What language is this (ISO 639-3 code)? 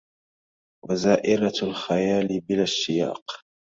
ara